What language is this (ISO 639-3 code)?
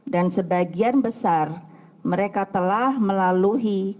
ind